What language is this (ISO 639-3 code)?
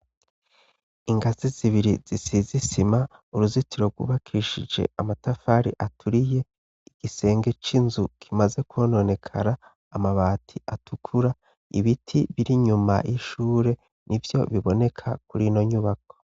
run